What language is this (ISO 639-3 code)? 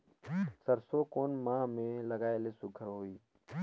hne